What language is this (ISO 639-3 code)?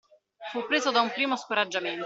ita